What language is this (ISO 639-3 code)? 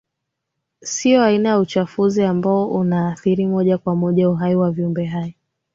swa